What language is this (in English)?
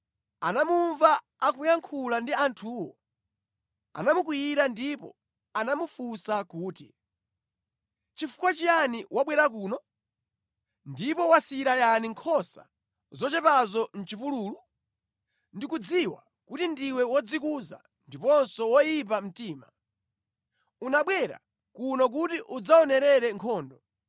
Nyanja